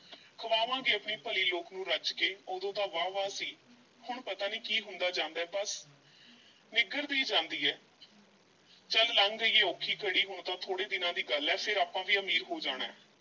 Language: Punjabi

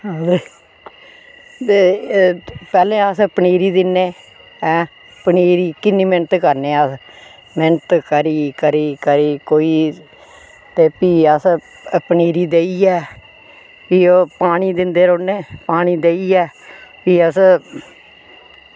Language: Dogri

